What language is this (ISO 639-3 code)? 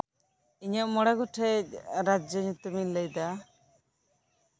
sat